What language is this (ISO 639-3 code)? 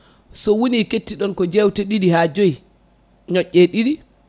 ful